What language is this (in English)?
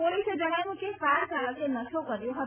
Gujarati